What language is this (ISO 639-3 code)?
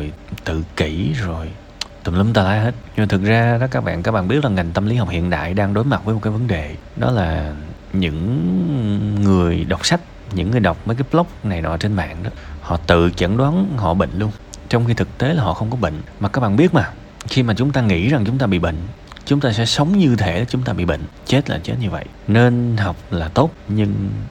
vie